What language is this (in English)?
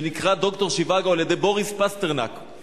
Hebrew